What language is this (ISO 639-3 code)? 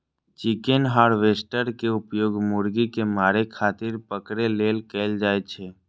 mai